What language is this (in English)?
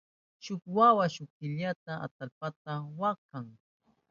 Southern Pastaza Quechua